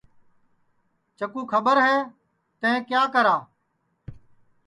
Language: Sansi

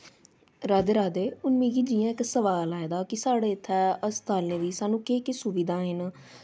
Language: Dogri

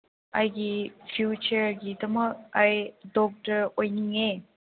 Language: Manipuri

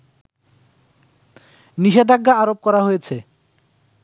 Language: Bangla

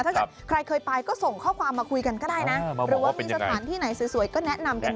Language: Thai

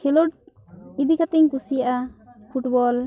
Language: Santali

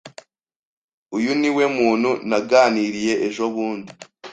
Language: Kinyarwanda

